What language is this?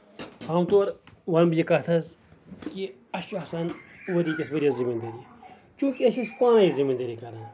Kashmiri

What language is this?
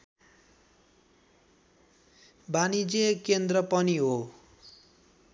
Nepali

